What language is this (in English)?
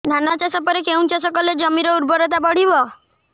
Odia